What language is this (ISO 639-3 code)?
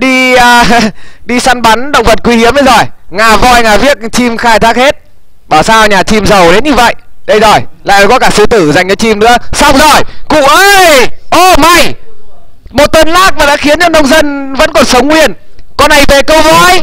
vie